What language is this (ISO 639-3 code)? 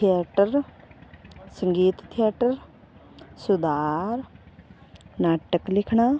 pan